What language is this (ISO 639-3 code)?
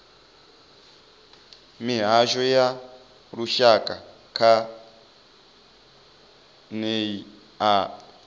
ven